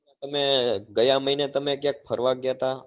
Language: Gujarati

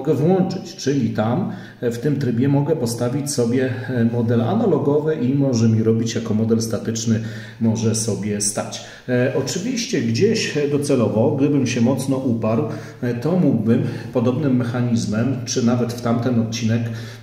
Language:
Polish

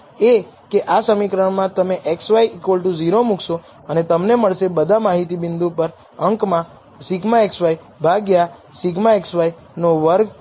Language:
Gujarati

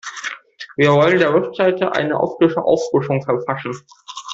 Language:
German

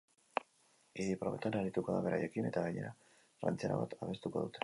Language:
Basque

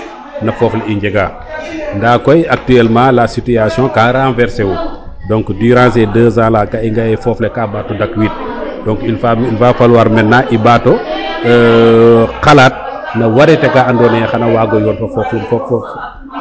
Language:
Serer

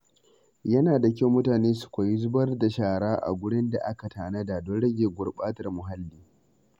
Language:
Hausa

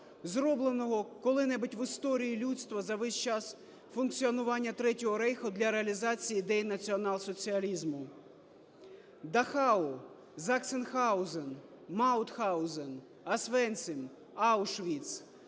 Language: Ukrainian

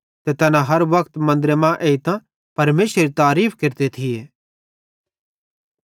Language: Bhadrawahi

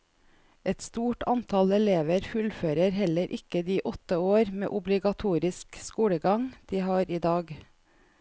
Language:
Norwegian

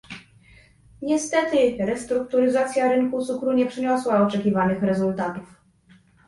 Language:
Polish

